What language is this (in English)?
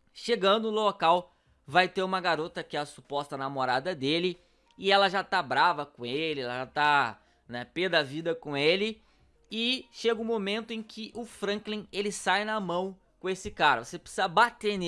Portuguese